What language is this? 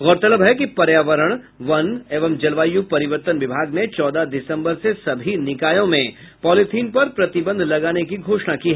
Hindi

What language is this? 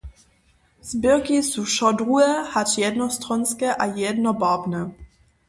Upper Sorbian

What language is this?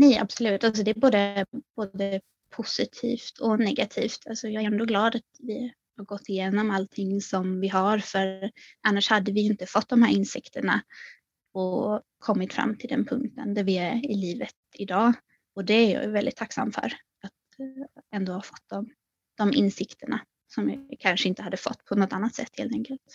Swedish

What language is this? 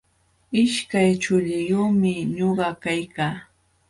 Jauja Wanca Quechua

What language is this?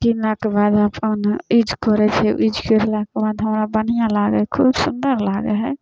Maithili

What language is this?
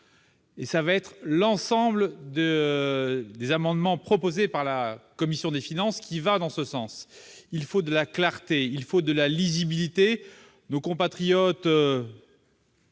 French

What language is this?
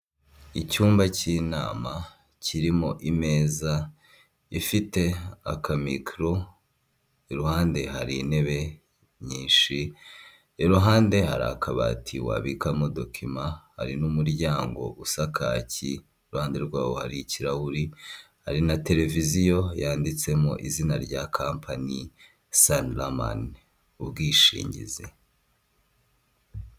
Kinyarwanda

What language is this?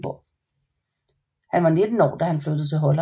Danish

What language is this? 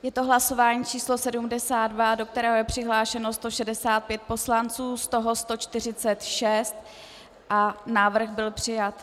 Czech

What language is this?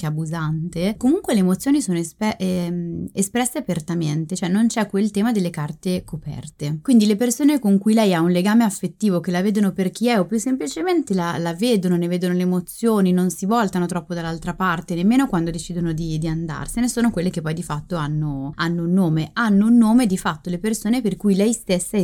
Italian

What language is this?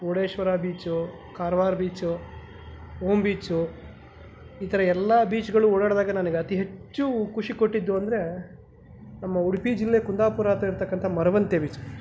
Kannada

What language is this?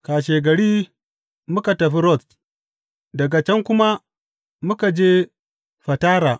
Hausa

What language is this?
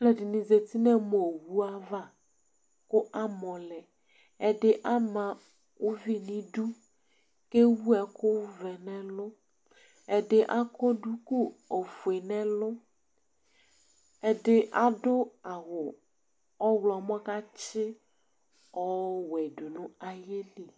Ikposo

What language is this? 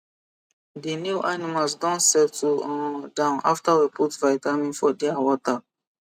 Nigerian Pidgin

